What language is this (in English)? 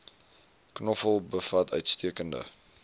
Afrikaans